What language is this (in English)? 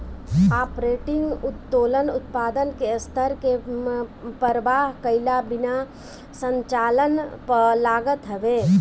Bhojpuri